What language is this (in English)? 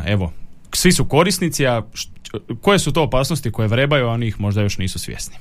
Croatian